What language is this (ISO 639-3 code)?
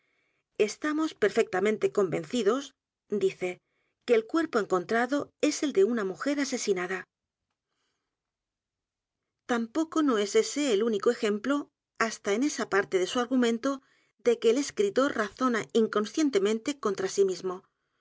spa